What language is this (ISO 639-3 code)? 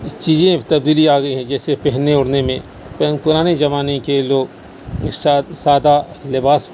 urd